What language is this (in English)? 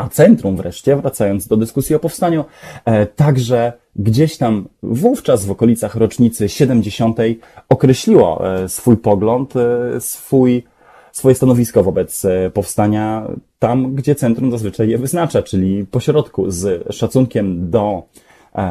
Polish